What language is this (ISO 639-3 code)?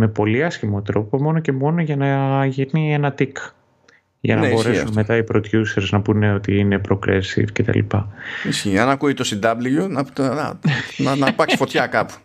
ell